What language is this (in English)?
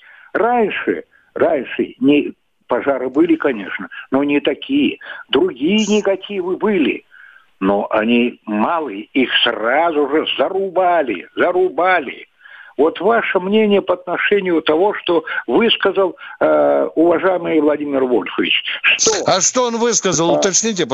Russian